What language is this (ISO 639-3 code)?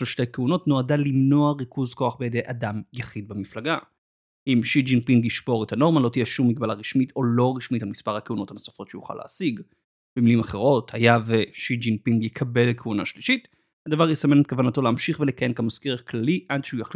heb